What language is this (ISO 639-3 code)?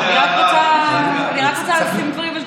heb